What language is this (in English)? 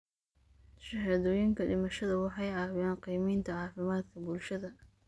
Somali